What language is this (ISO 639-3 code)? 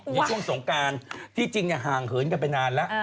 tha